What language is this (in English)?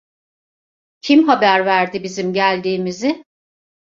Turkish